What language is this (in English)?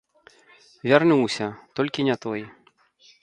Belarusian